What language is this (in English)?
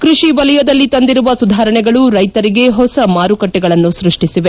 Kannada